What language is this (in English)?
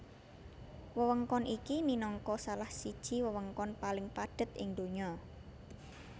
Javanese